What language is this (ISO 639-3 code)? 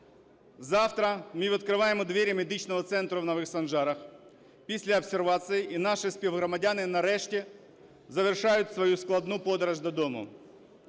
ukr